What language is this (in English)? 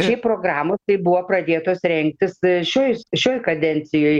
Lithuanian